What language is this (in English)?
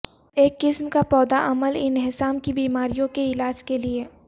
Urdu